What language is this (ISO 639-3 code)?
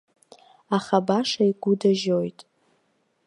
abk